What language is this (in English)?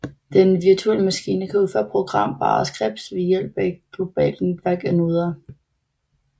Danish